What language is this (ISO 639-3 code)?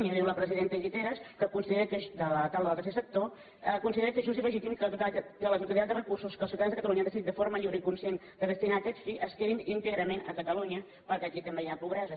cat